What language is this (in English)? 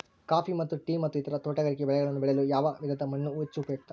Kannada